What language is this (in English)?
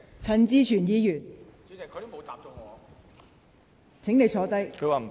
Cantonese